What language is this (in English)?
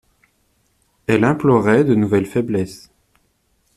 French